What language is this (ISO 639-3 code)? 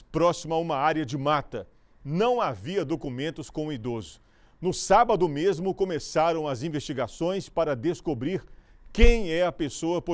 por